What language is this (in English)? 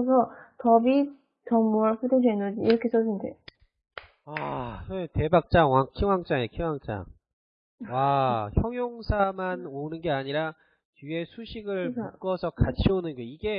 Korean